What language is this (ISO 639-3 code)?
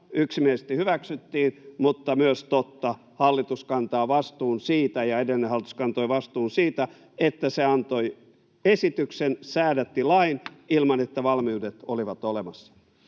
fin